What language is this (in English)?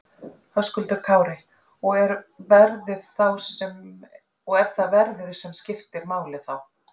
Icelandic